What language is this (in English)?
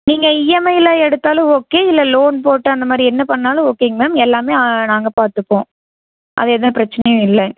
Tamil